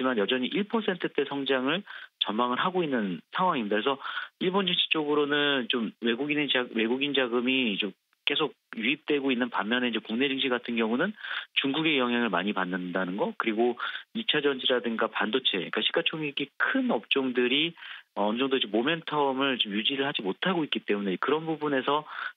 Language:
Korean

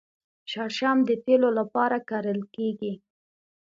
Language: Pashto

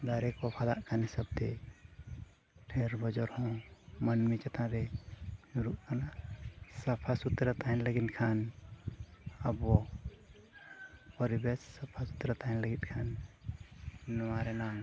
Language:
Santali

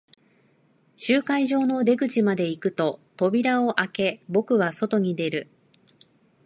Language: Japanese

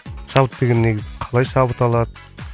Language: Kazakh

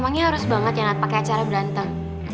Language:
Indonesian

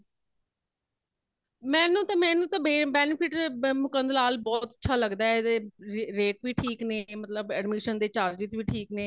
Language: Punjabi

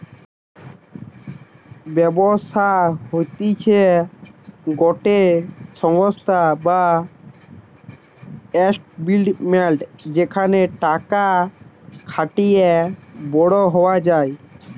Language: Bangla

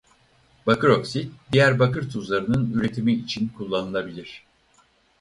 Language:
Turkish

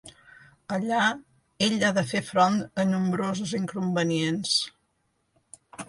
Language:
Catalan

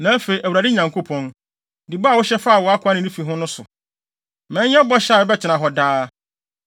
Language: Akan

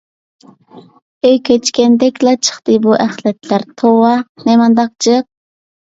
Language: Uyghur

